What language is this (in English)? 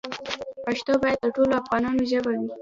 Pashto